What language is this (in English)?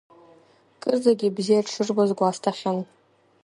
Abkhazian